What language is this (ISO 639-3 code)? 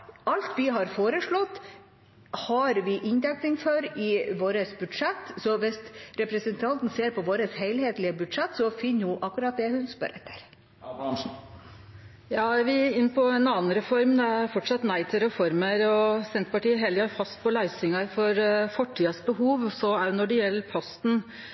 nor